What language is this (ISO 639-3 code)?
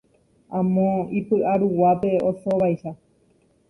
grn